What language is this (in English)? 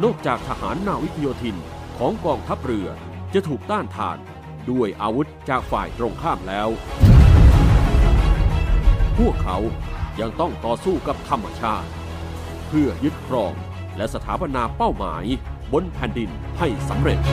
Thai